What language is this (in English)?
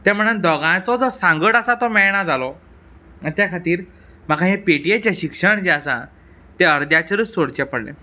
Konkani